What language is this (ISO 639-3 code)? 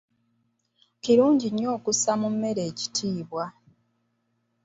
lug